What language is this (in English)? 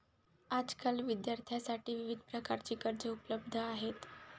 Marathi